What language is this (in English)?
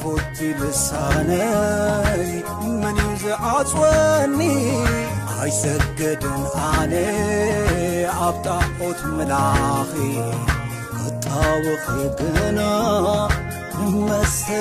Arabic